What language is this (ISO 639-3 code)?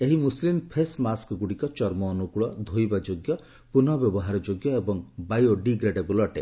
ori